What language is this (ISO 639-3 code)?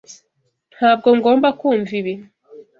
kin